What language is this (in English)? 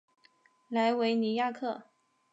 Chinese